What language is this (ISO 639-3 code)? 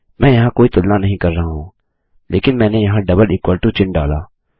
hin